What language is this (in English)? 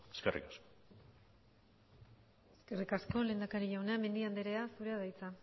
Basque